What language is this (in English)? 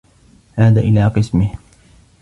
Arabic